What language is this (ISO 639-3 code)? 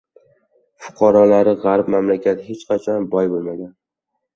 uzb